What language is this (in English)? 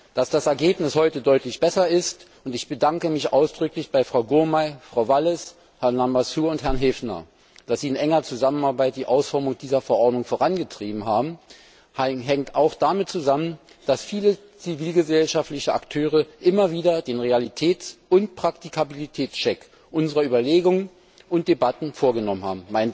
German